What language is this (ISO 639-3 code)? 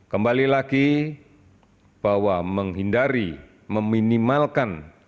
ind